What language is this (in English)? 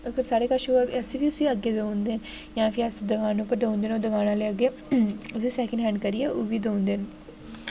Dogri